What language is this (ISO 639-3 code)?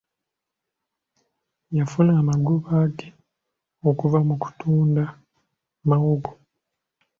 lug